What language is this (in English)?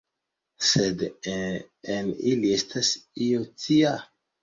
Esperanto